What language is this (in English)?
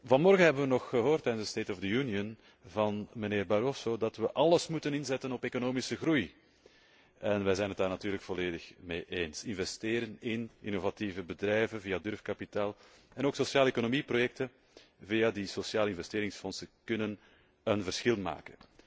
Dutch